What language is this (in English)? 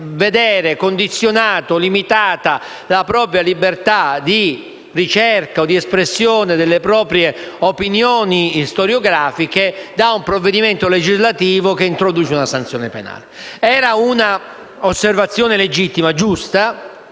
Italian